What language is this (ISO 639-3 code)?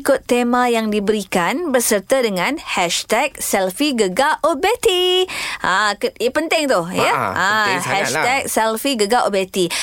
msa